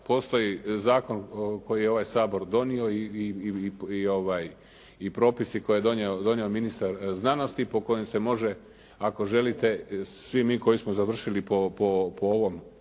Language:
Croatian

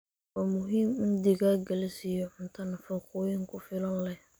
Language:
Somali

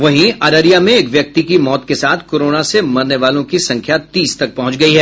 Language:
Hindi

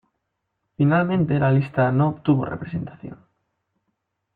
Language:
Spanish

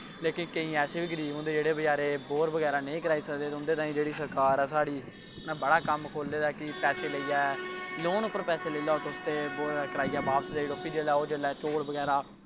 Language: Dogri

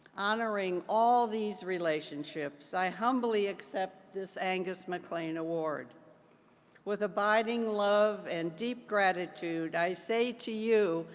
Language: English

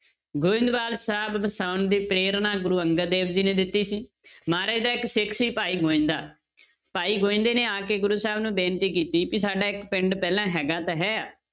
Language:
Punjabi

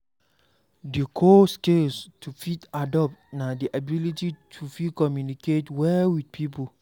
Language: Nigerian Pidgin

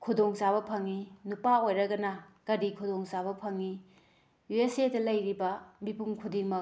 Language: Manipuri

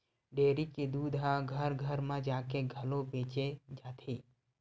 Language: Chhattisgarhi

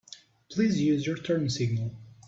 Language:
English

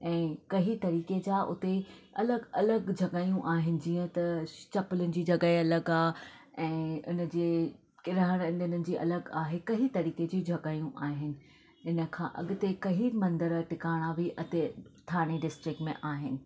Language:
Sindhi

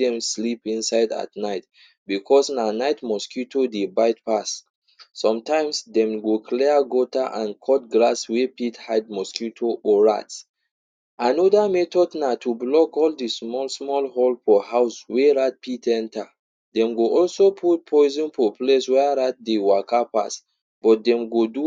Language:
Nigerian Pidgin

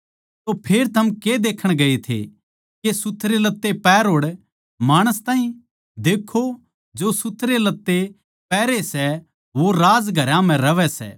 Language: Haryanvi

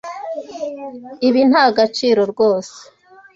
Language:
Kinyarwanda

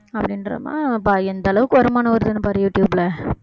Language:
Tamil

